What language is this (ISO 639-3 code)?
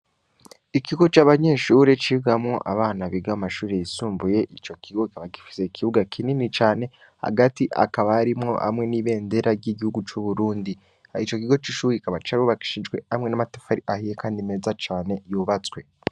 run